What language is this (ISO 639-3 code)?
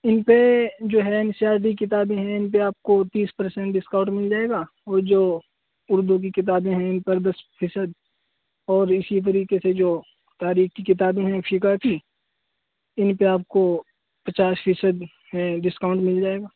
urd